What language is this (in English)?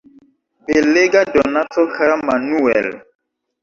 Esperanto